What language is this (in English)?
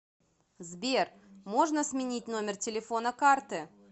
Russian